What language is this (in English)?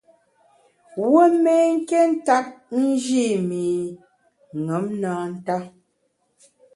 Bamun